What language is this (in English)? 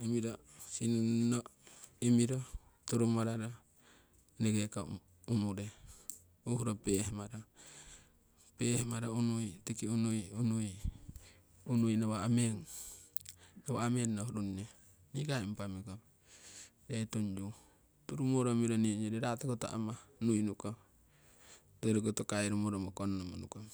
Siwai